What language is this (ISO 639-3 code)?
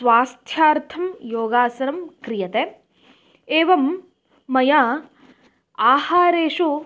san